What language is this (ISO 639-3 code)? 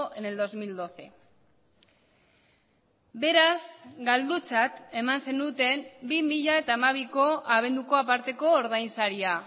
eus